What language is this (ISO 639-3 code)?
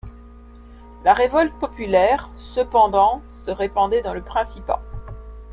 fra